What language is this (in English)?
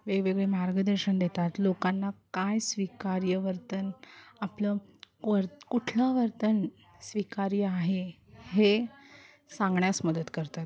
Marathi